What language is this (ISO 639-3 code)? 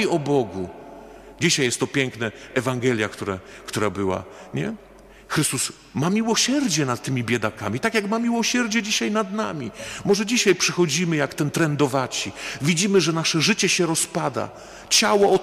pol